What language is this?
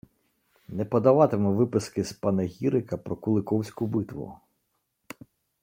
Ukrainian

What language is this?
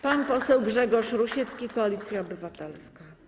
Polish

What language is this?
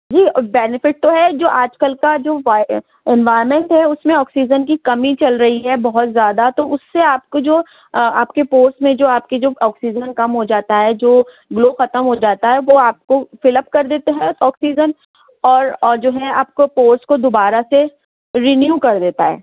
Urdu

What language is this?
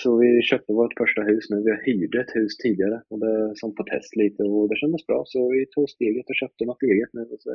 Swedish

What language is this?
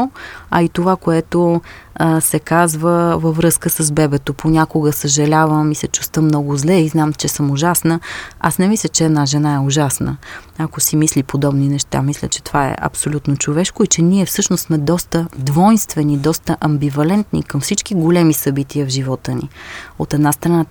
Bulgarian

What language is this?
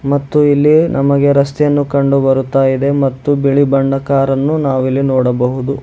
Kannada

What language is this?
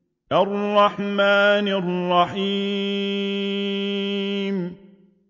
Arabic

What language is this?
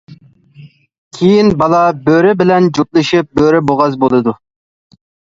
Uyghur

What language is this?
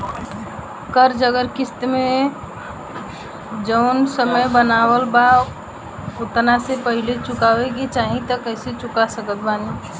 Bhojpuri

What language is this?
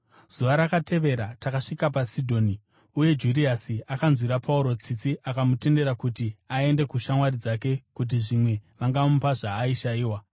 Shona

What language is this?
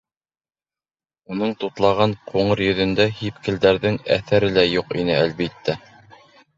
Bashkir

